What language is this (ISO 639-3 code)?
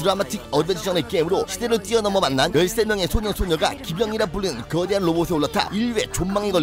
kor